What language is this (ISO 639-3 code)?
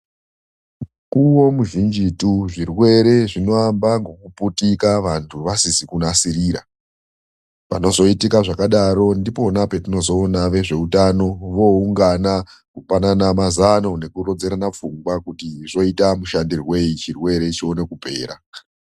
ndc